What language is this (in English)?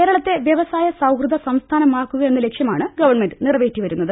Malayalam